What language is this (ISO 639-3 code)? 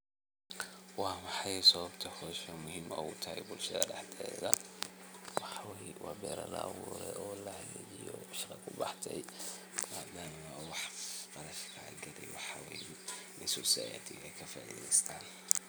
som